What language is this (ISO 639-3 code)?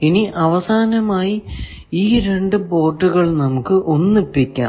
mal